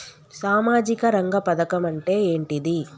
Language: Telugu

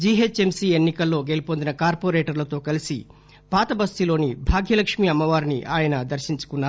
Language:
Telugu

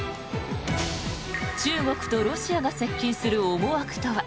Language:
Japanese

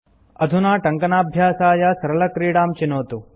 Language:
Sanskrit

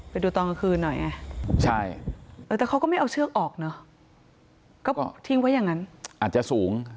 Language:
Thai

